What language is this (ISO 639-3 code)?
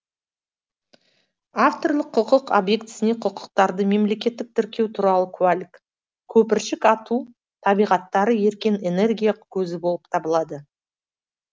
kaz